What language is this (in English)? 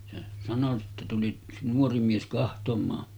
Finnish